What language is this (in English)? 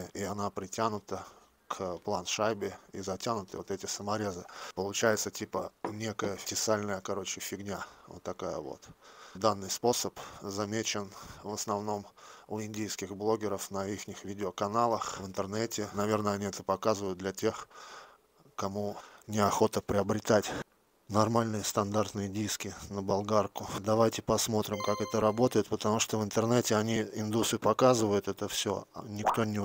Russian